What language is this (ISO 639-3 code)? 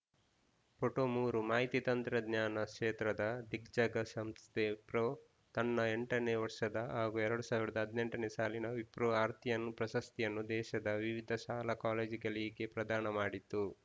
kan